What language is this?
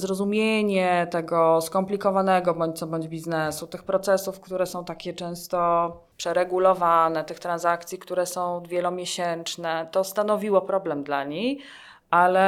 Polish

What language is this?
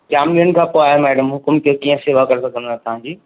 Sindhi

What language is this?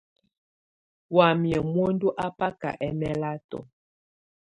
Tunen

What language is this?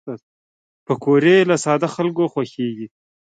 Pashto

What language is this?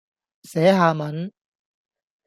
Cantonese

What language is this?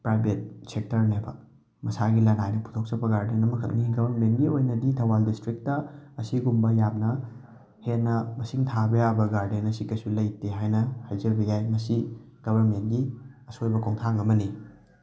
Manipuri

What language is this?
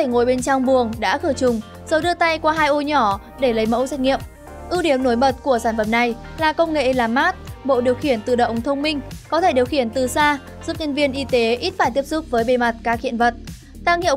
Vietnamese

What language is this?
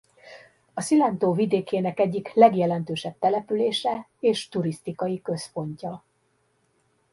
Hungarian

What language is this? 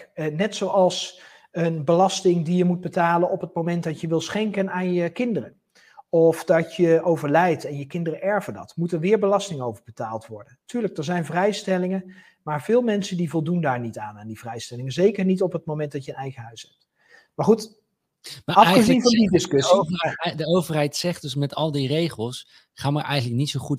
Dutch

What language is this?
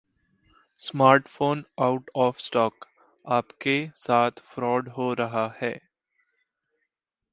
Hindi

